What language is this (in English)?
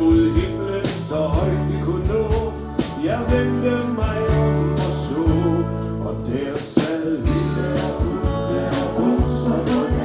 Danish